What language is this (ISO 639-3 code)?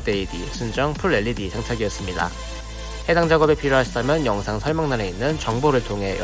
kor